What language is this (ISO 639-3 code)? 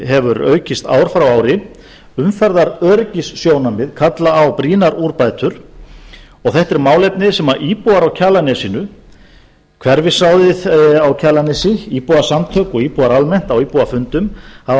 isl